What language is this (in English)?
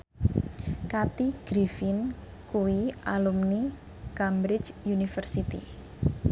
Javanese